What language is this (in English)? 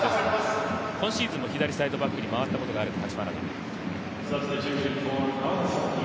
Japanese